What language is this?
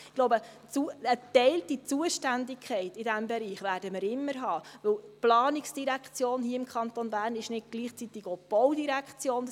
Swiss German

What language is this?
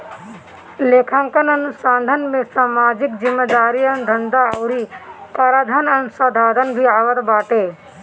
Bhojpuri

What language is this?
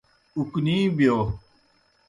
Kohistani Shina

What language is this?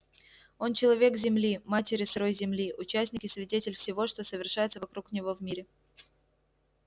Russian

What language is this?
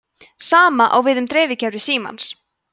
Icelandic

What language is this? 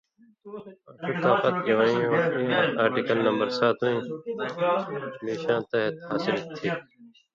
Indus Kohistani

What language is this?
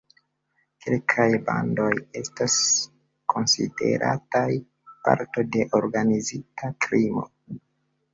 Esperanto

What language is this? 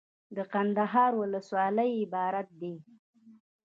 Pashto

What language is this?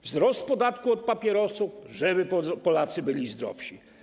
Polish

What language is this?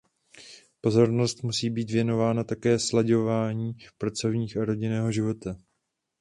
Czech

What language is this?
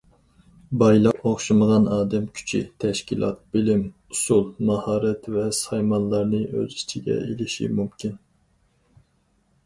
Uyghur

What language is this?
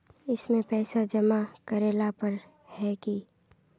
Magahi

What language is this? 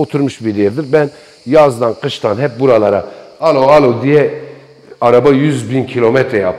Turkish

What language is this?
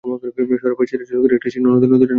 Bangla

